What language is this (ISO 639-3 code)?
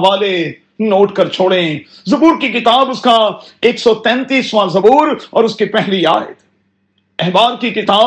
urd